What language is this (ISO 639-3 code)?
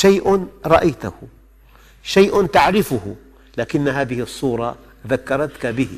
ara